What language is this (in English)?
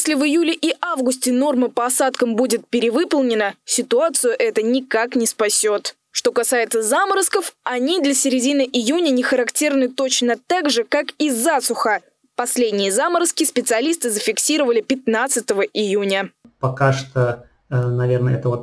Russian